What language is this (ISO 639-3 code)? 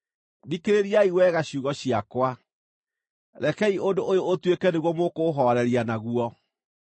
kik